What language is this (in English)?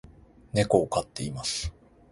Japanese